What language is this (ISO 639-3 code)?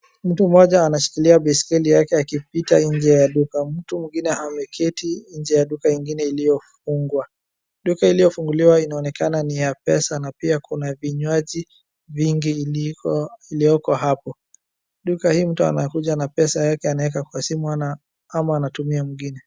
swa